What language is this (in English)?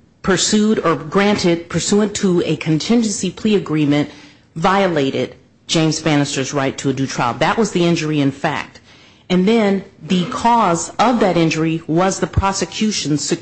English